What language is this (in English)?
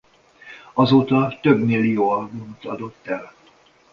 Hungarian